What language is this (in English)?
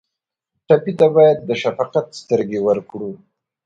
Pashto